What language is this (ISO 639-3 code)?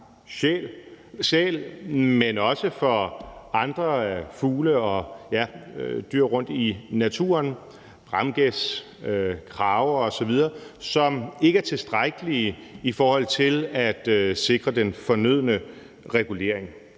dan